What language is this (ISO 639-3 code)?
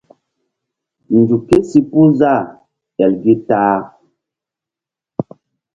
mdd